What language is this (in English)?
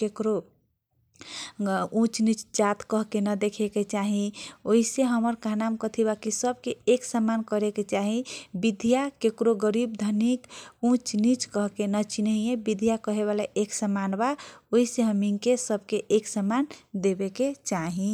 Kochila Tharu